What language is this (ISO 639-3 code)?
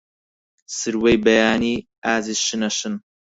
ckb